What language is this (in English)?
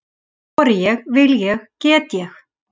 Icelandic